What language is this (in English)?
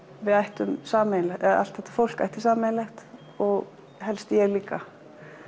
Icelandic